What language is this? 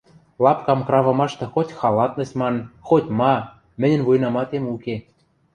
Western Mari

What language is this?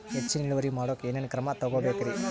Kannada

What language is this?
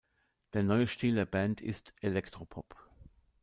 German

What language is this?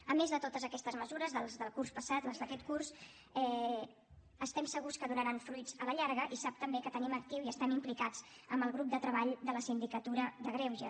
Catalan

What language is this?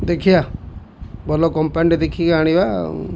Odia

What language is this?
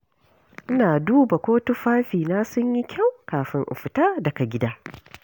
Hausa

